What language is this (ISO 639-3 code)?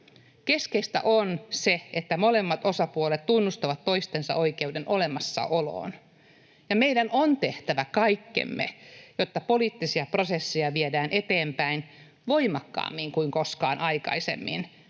fin